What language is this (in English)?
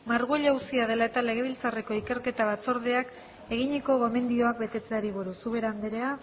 Basque